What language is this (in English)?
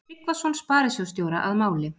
Icelandic